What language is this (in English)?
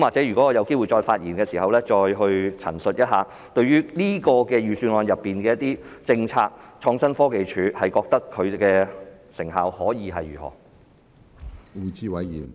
Cantonese